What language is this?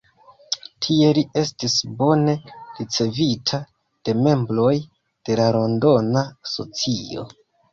Esperanto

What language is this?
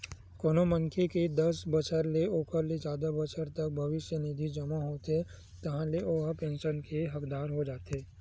Chhattisgarhi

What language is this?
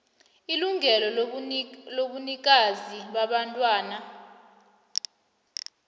South Ndebele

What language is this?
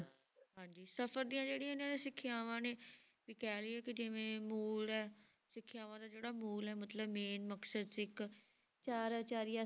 Punjabi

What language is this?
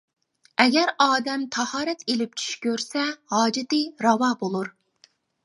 Uyghur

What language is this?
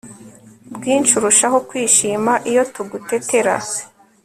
Kinyarwanda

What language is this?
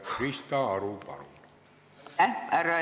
Estonian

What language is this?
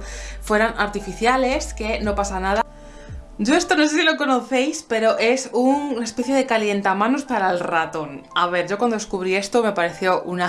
Spanish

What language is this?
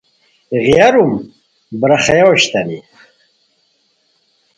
Khowar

